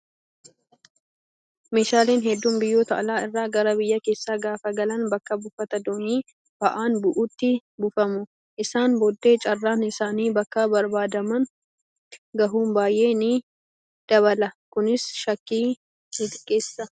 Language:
Oromo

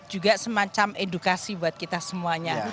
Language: Indonesian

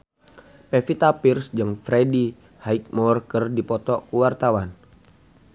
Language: Sundanese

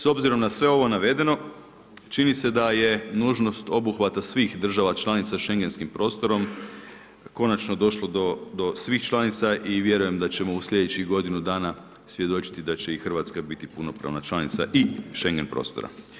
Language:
Croatian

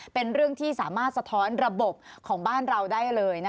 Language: Thai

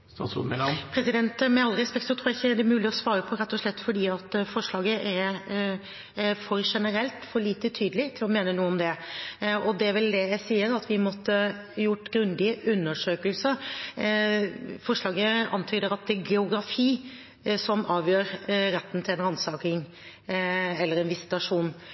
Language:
Norwegian Bokmål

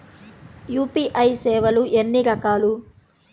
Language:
Telugu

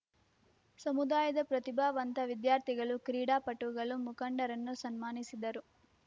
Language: Kannada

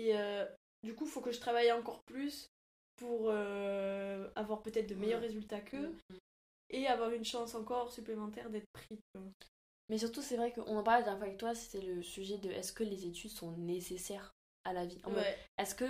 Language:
French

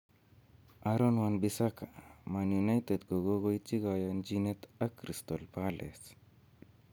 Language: Kalenjin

